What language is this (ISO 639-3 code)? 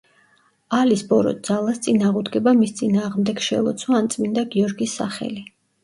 kat